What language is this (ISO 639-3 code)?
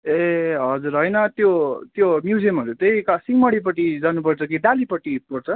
nep